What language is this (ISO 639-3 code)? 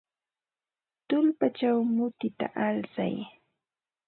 qva